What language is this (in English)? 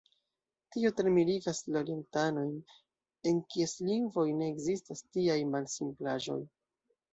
Esperanto